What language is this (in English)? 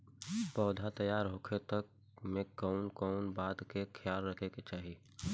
Bhojpuri